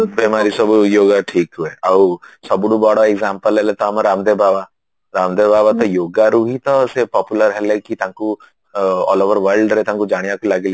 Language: Odia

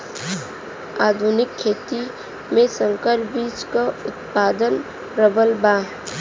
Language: Bhojpuri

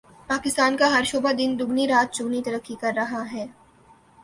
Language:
Urdu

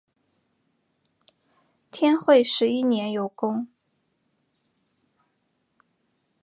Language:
Chinese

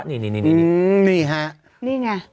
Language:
Thai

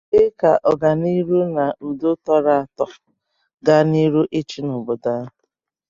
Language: Igbo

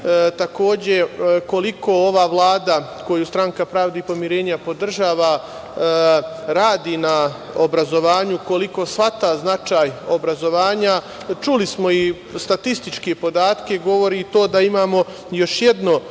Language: Serbian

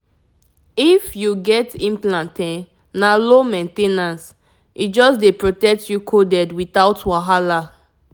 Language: Nigerian Pidgin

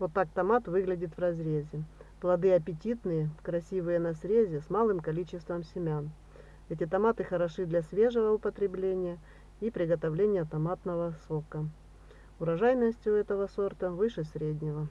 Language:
Russian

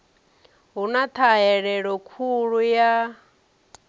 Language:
Venda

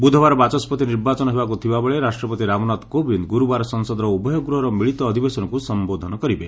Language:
Odia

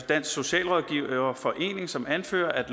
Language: Danish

